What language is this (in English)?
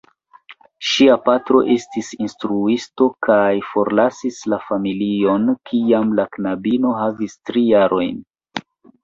Esperanto